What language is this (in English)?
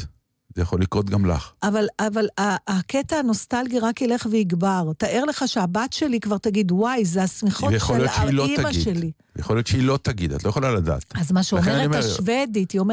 Hebrew